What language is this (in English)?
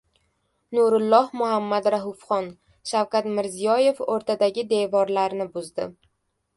Uzbek